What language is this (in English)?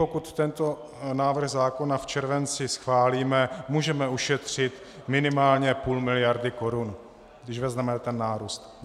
Czech